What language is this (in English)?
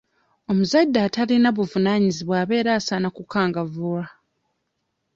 Ganda